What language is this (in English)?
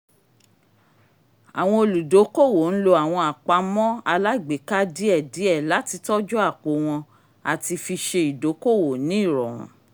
Yoruba